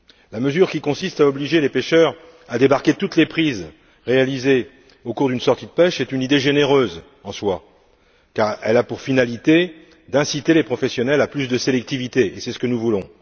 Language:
French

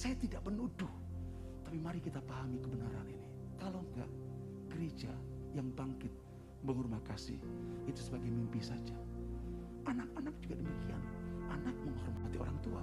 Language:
Indonesian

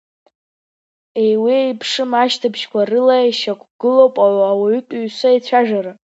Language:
Abkhazian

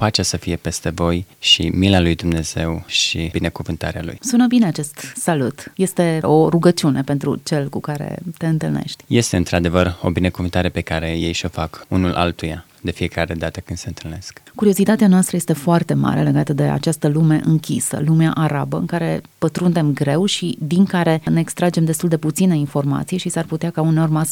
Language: Romanian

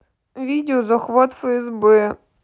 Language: Russian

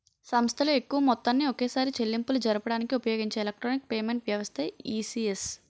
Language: Telugu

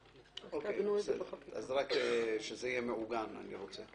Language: Hebrew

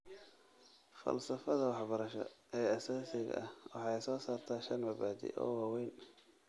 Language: Somali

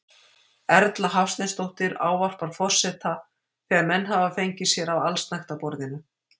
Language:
Icelandic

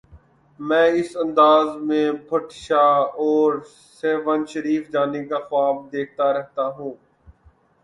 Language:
Urdu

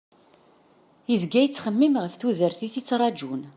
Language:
Kabyle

